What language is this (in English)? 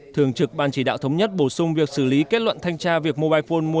Vietnamese